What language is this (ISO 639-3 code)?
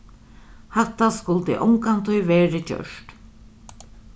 fao